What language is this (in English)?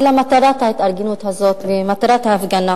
Hebrew